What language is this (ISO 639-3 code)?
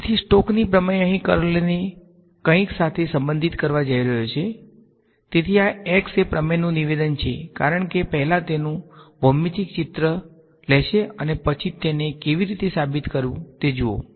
guj